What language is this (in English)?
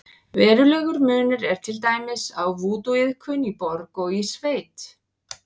Icelandic